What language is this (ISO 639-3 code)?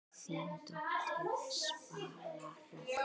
isl